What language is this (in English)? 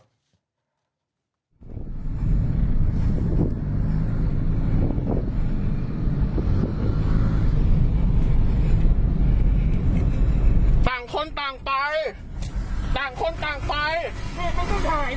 Thai